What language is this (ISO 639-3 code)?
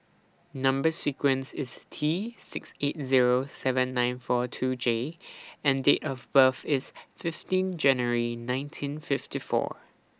eng